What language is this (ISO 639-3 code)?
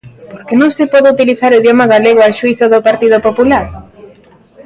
glg